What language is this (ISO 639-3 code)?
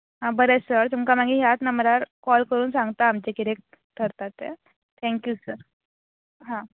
kok